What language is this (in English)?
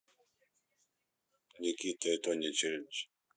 Russian